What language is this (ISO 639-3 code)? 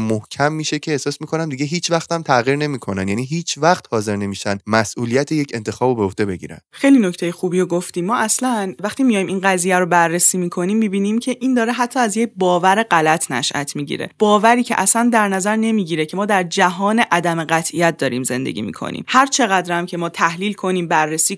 fas